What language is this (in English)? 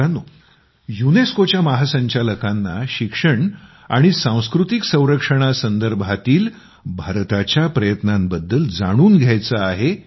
Marathi